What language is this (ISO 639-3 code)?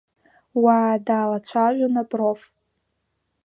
abk